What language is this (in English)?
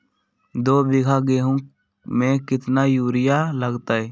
Magahi